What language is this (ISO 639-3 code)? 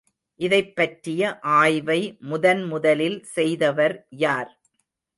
tam